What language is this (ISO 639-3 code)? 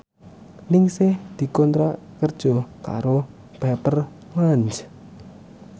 jav